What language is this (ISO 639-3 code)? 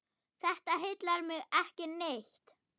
isl